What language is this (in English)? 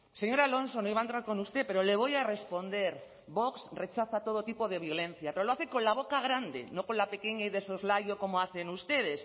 Spanish